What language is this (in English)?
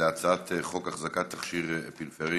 Hebrew